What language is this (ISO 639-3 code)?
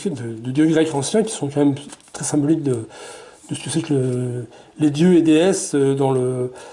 fra